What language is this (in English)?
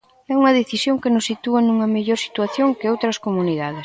Galician